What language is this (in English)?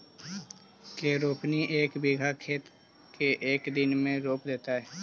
Magahi